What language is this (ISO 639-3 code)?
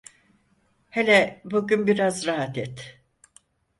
tur